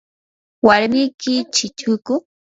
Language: Yanahuanca Pasco Quechua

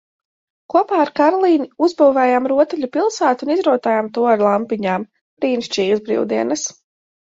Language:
Latvian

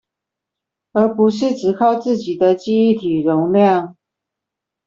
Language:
Chinese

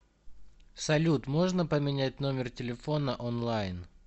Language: Russian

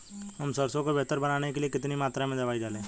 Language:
Hindi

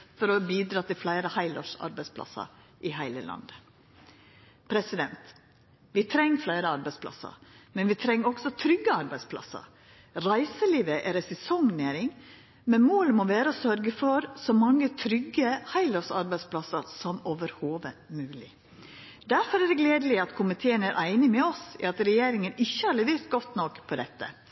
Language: Norwegian Nynorsk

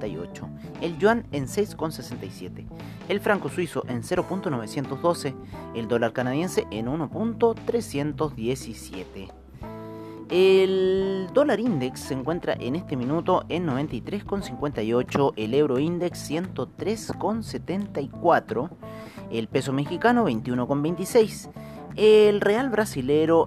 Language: Spanish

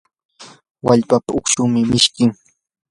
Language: Yanahuanca Pasco Quechua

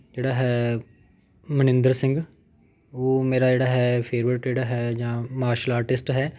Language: Punjabi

